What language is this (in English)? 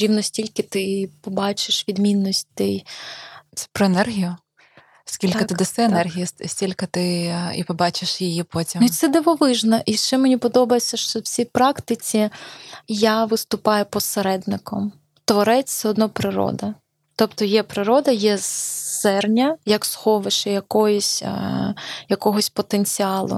Ukrainian